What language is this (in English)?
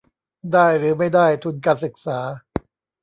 Thai